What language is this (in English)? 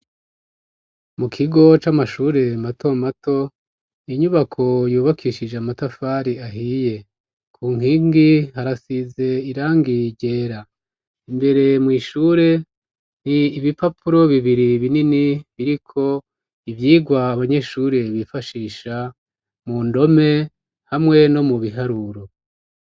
Rundi